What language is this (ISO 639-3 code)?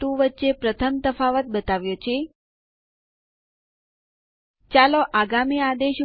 guj